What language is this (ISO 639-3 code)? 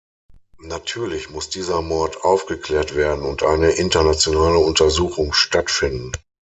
deu